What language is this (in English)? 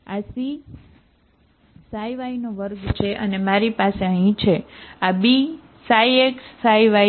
Gujarati